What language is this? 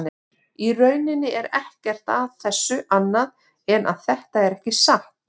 Icelandic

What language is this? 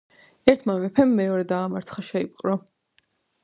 Georgian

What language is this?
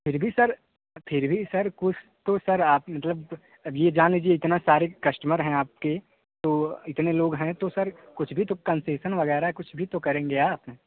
Hindi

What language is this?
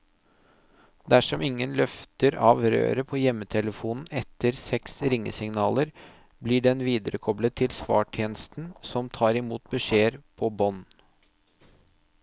Norwegian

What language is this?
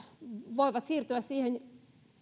Finnish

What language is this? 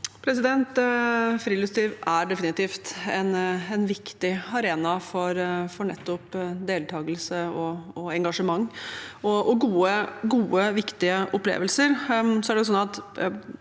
Norwegian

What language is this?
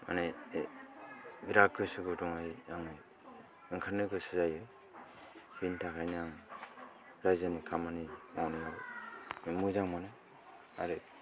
Bodo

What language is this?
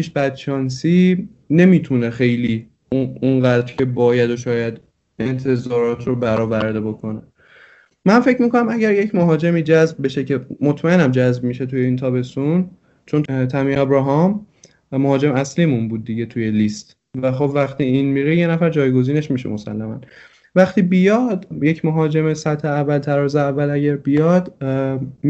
Persian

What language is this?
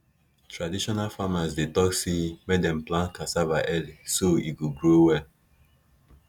Nigerian Pidgin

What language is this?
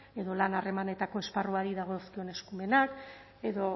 Basque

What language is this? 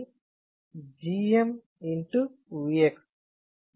Telugu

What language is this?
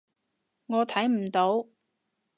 Cantonese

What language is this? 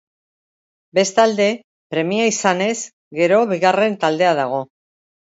Basque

